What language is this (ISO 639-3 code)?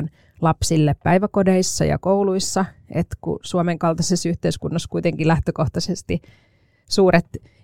fin